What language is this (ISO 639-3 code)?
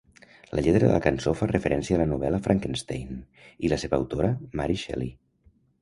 cat